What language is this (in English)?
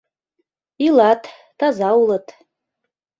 Mari